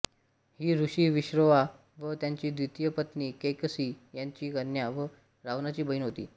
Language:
Marathi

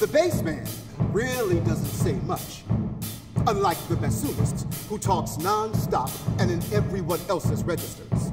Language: English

